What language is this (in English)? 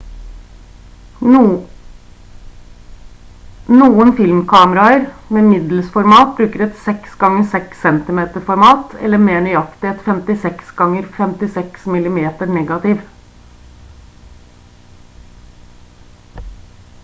Norwegian Bokmål